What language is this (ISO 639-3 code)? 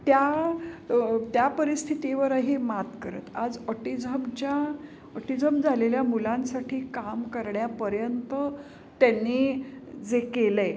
mar